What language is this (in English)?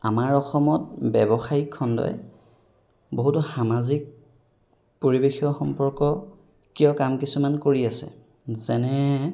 Assamese